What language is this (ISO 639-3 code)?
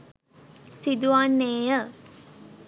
sin